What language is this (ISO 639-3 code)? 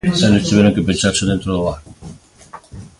glg